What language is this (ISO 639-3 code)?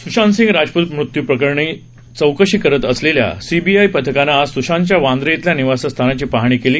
mar